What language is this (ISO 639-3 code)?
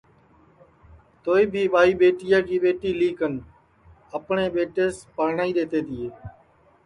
ssi